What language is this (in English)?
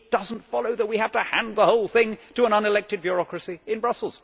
English